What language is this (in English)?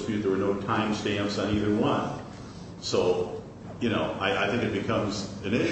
English